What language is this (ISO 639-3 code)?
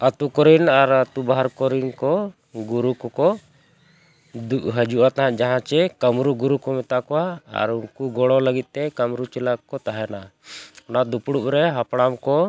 sat